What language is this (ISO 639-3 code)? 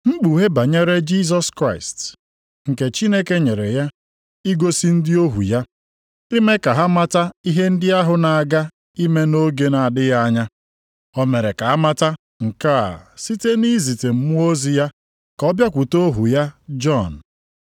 ibo